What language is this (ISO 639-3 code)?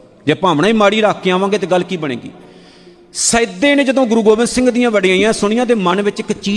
pan